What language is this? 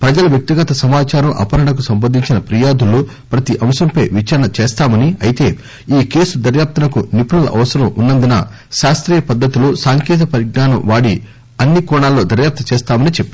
Telugu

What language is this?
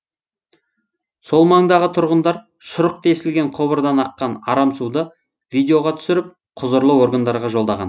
Kazakh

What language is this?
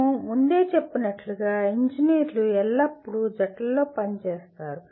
Telugu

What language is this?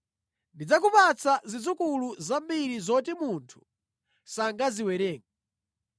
Nyanja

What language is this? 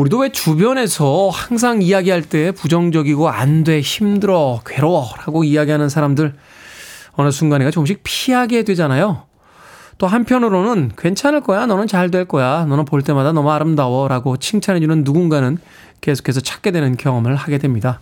Korean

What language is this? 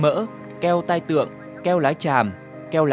Vietnamese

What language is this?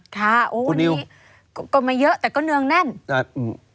Thai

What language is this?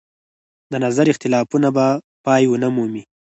Pashto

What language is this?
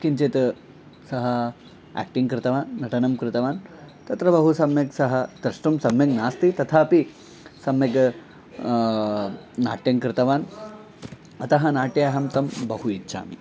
Sanskrit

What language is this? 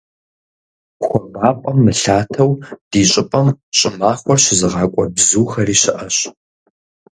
Kabardian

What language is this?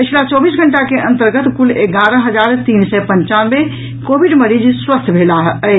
Maithili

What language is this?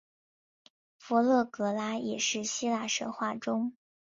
Chinese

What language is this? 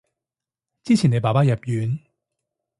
Cantonese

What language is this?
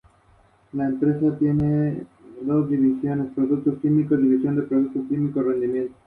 Spanish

